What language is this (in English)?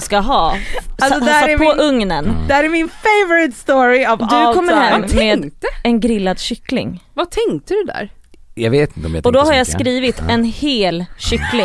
Swedish